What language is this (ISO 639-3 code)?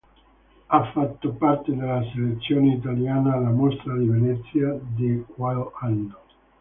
ita